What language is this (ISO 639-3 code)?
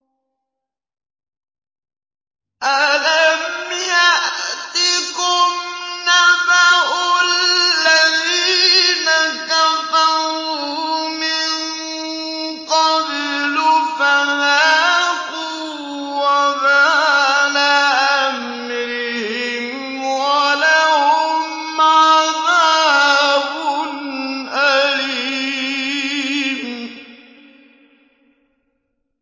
ara